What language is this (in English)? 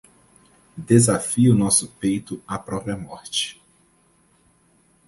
Portuguese